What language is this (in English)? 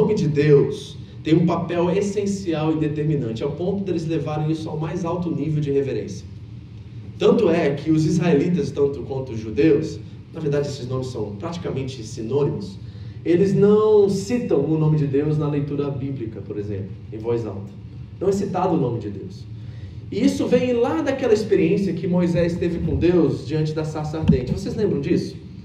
Portuguese